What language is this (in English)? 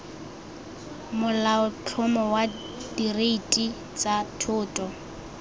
Tswana